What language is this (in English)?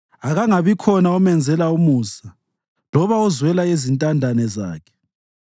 North Ndebele